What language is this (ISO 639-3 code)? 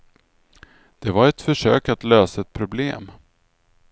swe